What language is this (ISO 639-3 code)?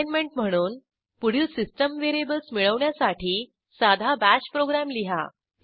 mar